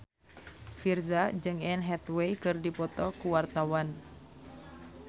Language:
Sundanese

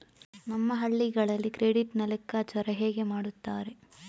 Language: Kannada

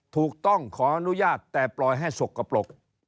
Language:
Thai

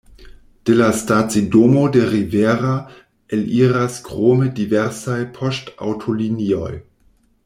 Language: Esperanto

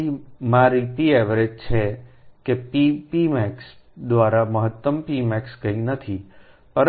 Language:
Gujarati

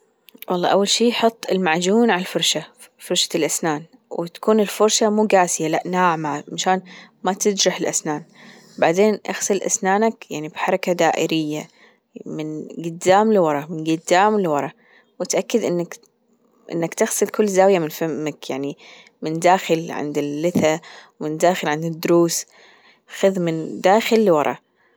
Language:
Gulf Arabic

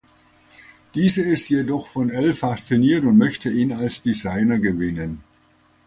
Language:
German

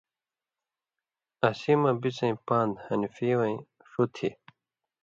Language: Indus Kohistani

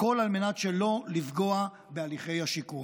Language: Hebrew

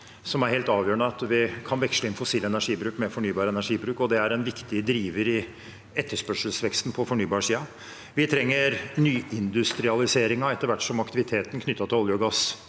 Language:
Norwegian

